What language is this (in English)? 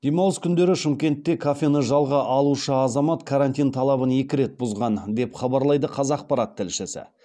Kazakh